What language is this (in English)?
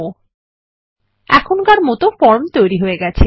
Bangla